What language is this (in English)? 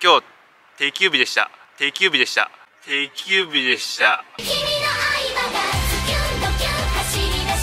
Japanese